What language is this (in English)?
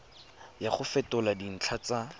Tswana